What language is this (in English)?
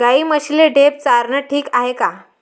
Marathi